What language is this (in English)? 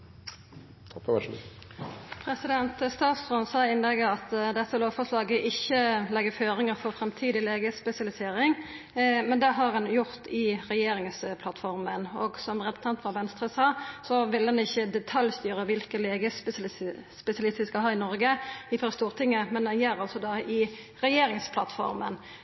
Norwegian